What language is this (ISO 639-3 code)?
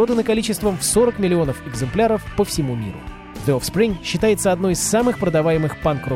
rus